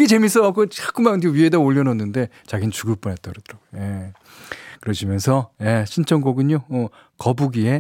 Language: Korean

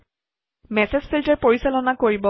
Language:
Assamese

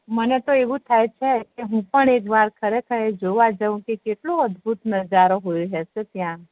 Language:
Gujarati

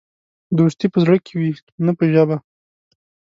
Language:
Pashto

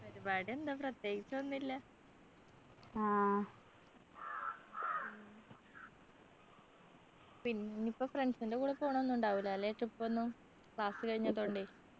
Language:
Malayalam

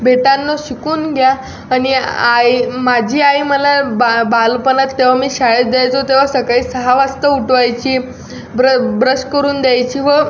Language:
Marathi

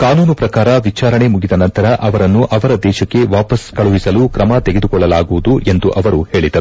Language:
Kannada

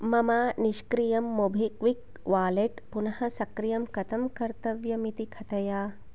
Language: Sanskrit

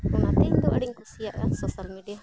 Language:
Santali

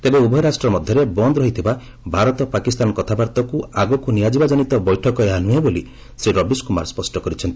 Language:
Odia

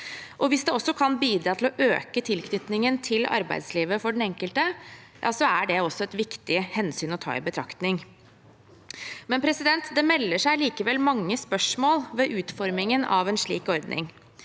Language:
Norwegian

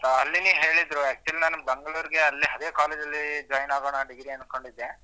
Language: Kannada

